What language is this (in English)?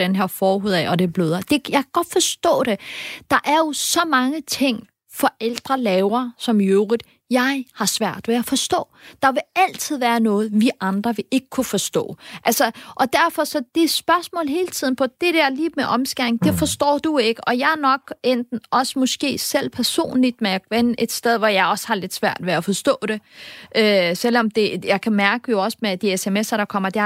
Danish